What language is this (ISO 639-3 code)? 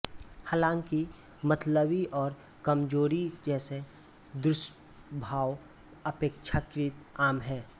hin